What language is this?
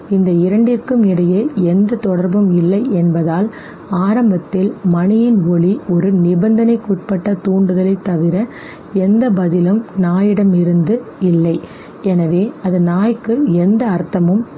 Tamil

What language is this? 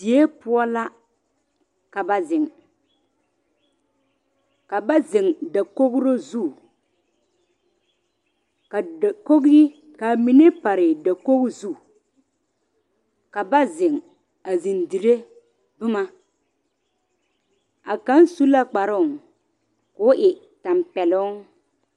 Southern Dagaare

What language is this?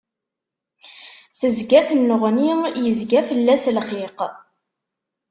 Kabyle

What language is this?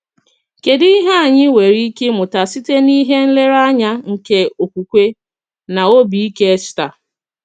Igbo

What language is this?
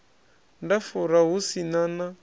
Venda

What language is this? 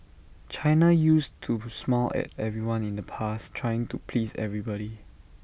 English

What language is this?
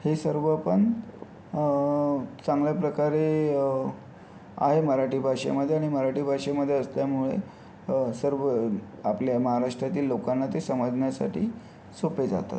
Marathi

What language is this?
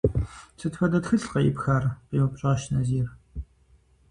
Kabardian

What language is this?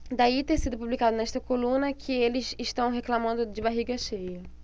Portuguese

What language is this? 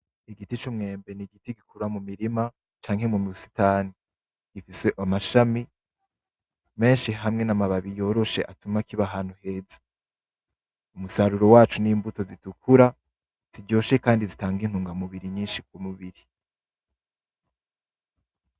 Rundi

